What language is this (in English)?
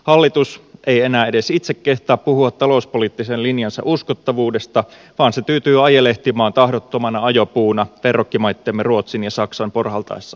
Finnish